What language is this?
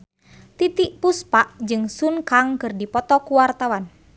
Sundanese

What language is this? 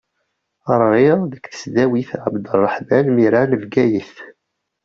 Kabyle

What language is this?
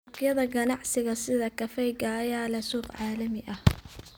Somali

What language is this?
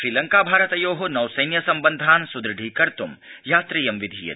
Sanskrit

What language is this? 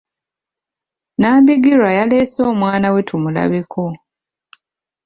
Ganda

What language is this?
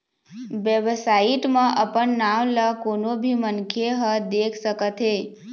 Chhattisgarhi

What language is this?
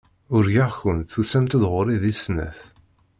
Kabyle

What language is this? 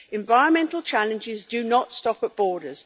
English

